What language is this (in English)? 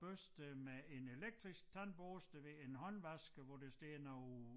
Danish